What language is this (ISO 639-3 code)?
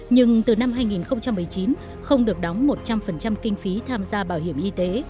vie